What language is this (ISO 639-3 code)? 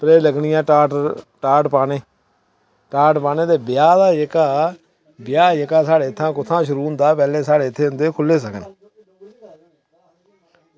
doi